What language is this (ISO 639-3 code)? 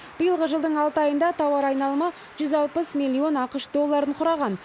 kaz